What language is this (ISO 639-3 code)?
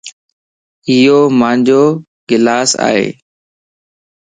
lss